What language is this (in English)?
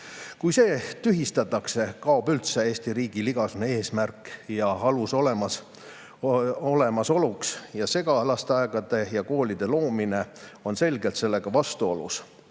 Estonian